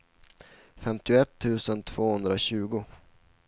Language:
Swedish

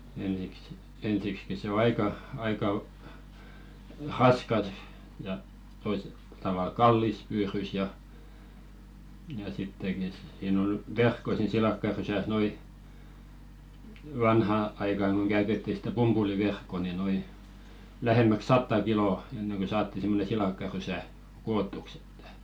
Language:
Finnish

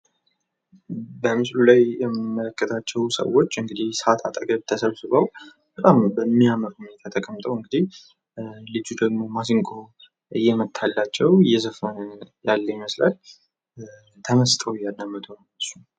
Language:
Amharic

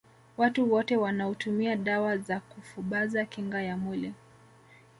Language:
Swahili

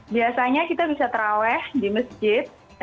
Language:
Indonesian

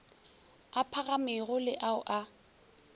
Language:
Northern Sotho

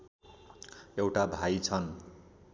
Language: Nepali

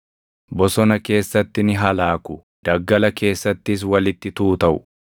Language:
Oromo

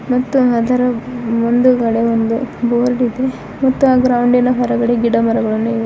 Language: Kannada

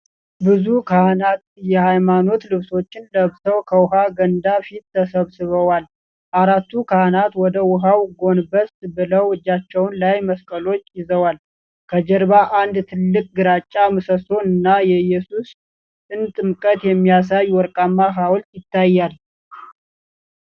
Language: Amharic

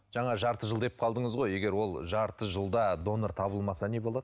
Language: Kazakh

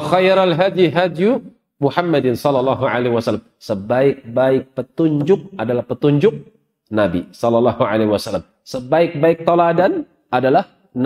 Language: Indonesian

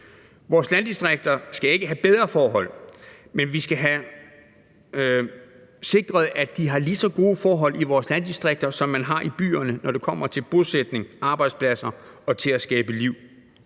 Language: Danish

